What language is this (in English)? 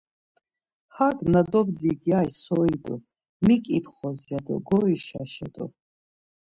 Laz